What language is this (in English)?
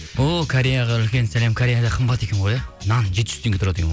Kazakh